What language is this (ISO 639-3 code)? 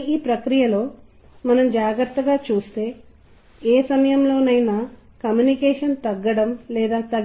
tel